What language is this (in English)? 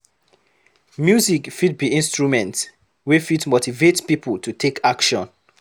Nigerian Pidgin